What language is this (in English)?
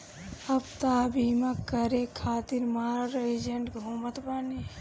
Bhojpuri